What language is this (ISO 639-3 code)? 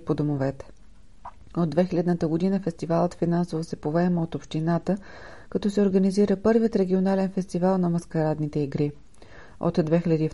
bul